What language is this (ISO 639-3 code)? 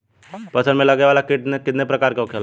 bho